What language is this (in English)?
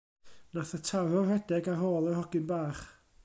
Welsh